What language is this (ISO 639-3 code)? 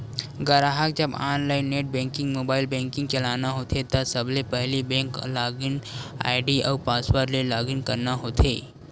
hne